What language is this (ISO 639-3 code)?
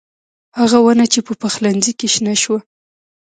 pus